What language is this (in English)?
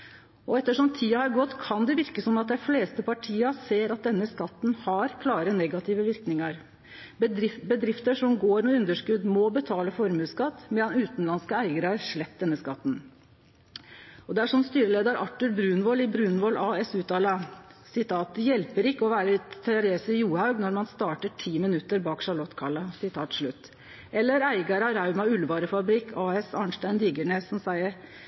Norwegian Nynorsk